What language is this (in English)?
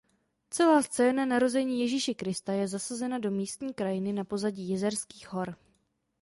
Czech